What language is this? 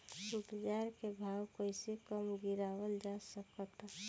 Bhojpuri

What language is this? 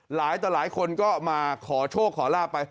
Thai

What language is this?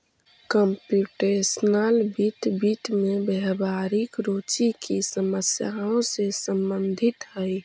Magahi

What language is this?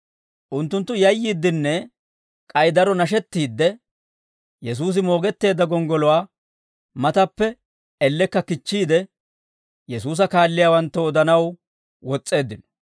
Dawro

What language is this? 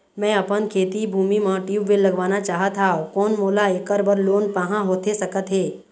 Chhattisgarhi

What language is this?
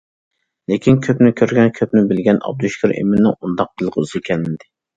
Uyghur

